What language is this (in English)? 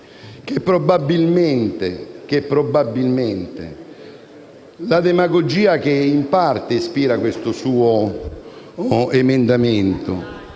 Italian